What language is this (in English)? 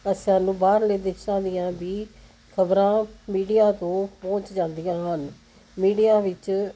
Punjabi